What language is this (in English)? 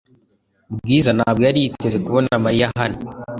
Kinyarwanda